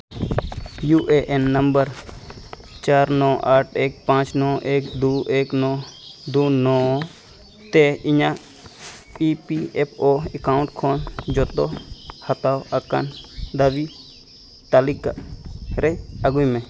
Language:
Santali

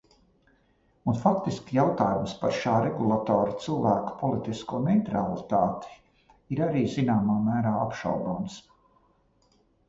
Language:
Latvian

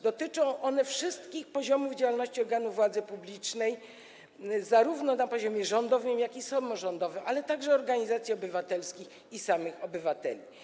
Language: Polish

